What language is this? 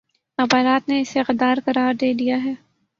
Urdu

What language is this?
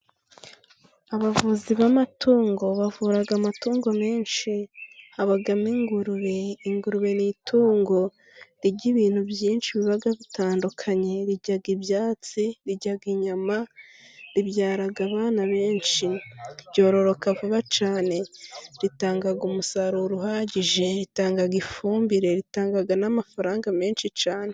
Kinyarwanda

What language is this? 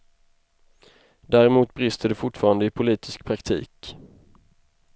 Swedish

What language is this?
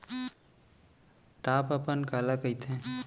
Chhattisgarhi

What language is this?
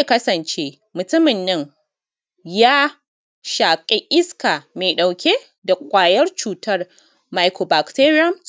Hausa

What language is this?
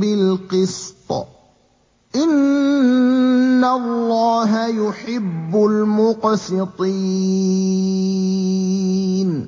Arabic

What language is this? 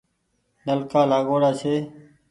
Goaria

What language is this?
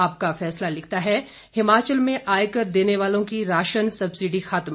Hindi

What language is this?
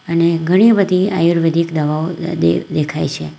Gujarati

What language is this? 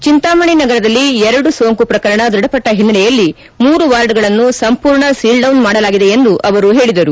Kannada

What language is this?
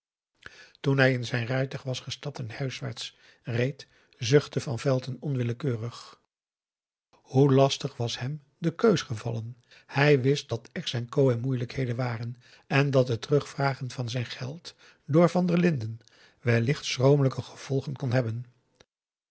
Dutch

